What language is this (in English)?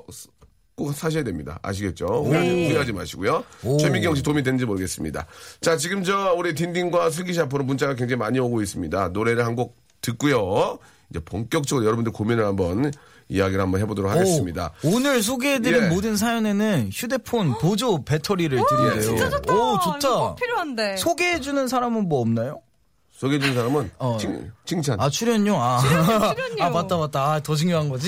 Korean